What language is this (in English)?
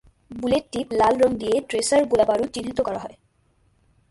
Bangla